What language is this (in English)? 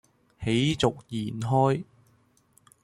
Cantonese